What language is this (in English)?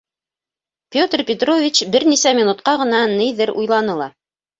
Bashkir